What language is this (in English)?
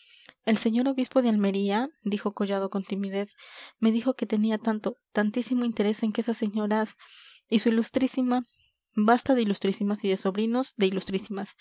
Spanish